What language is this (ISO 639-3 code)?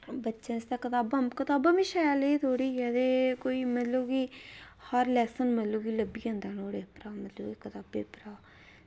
doi